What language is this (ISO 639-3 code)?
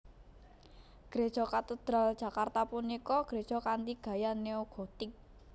jav